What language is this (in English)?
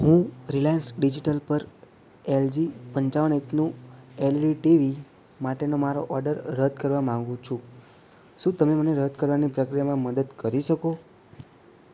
Gujarati